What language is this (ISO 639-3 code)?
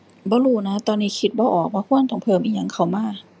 tha